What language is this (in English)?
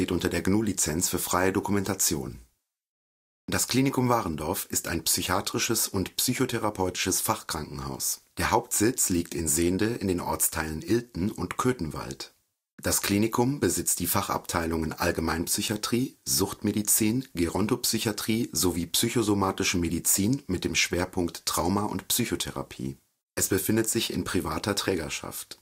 German